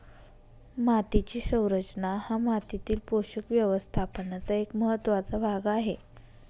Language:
Marathi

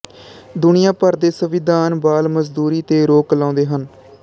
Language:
Punjabi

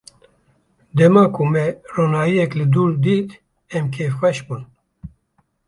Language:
Kurdish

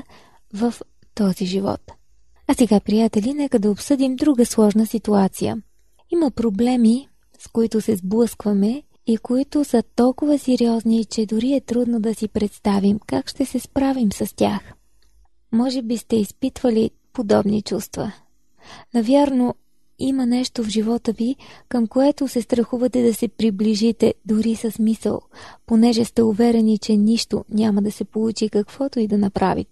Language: Bulgarian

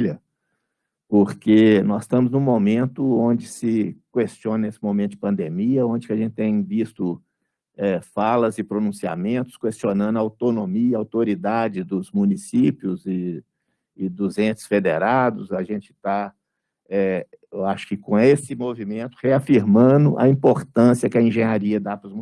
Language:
Portuguese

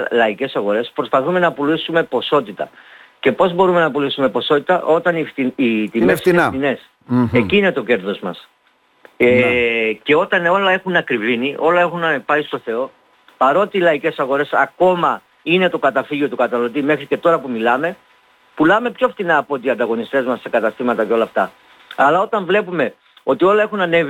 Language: Greek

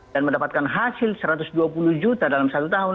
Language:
Indonesian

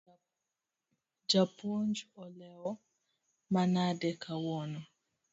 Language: Luo (Kenya and Tanzania)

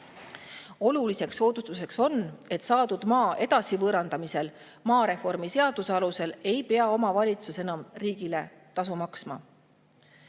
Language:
Estonian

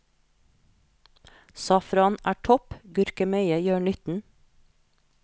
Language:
Norwegian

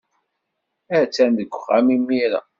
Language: Kabyle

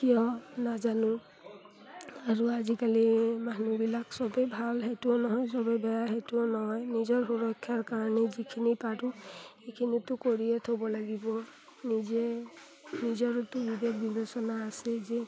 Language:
Assamese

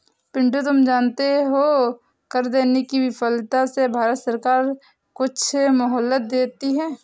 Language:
Hindi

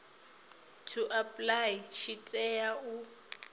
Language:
Venda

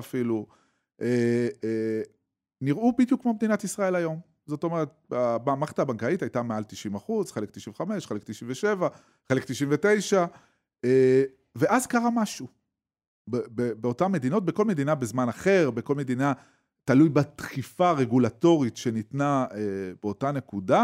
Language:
Hebrew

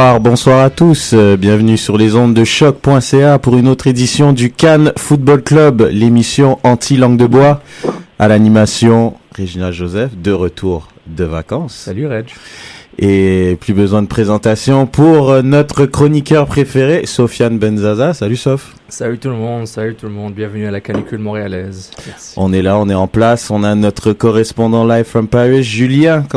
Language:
French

